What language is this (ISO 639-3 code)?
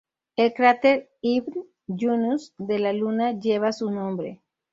spa